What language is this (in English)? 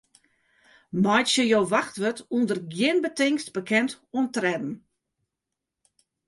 Western Frisian